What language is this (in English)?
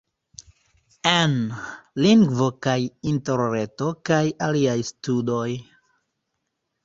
Esperanto